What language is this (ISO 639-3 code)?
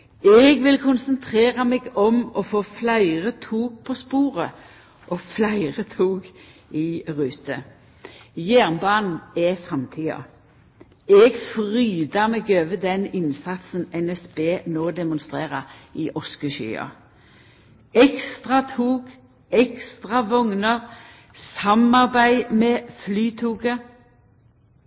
nno